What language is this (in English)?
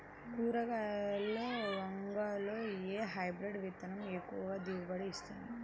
Telugu